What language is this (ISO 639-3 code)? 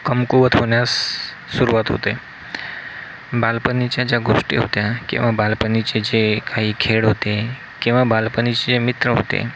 mar